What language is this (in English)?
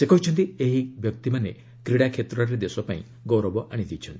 Odia